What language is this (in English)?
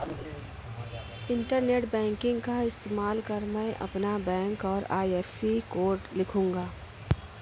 Hindi